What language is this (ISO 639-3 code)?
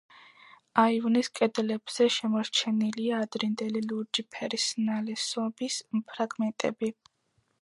kat